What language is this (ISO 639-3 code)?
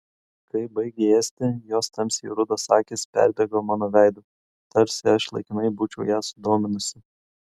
lit